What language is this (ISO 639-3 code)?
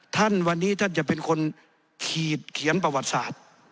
tha